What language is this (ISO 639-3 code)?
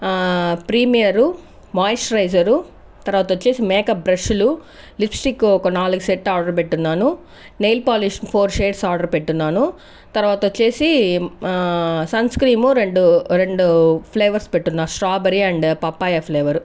tel